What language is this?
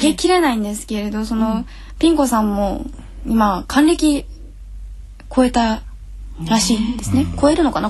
Japanese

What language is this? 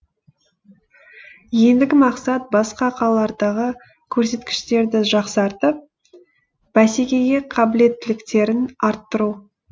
Kazakh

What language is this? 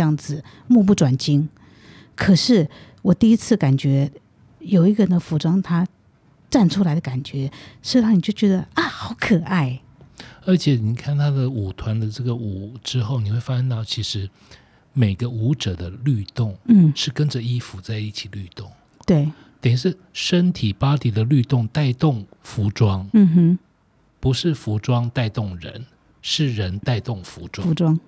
Chinese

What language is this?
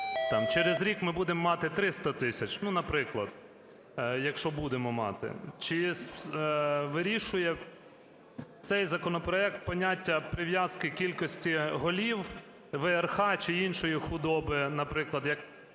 Ukrainian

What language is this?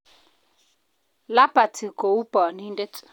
Kalenjin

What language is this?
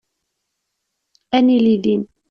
Kabyle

